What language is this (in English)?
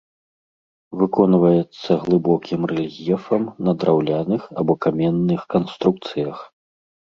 Belarusian